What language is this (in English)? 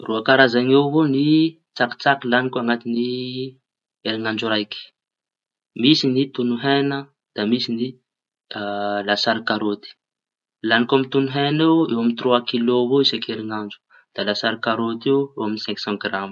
Tanosy Malagasy